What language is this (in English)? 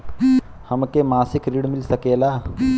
Bhojpuri